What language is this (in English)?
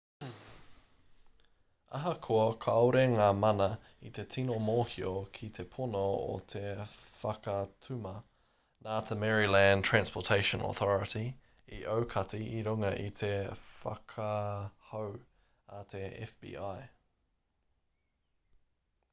Māori